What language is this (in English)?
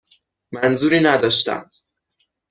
Persian